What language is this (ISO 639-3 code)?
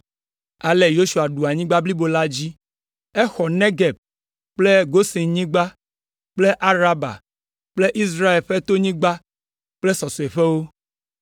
ewe